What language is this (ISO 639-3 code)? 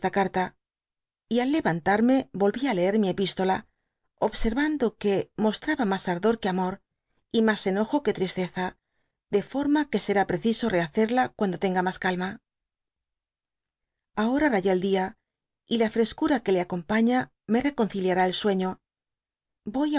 spa